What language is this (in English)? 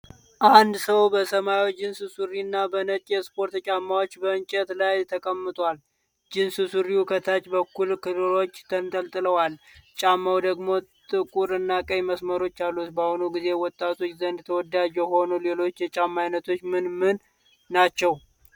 Amharic